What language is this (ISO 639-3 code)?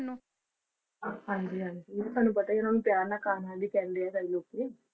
pan